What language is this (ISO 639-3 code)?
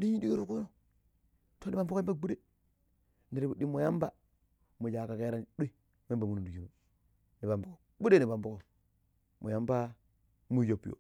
pip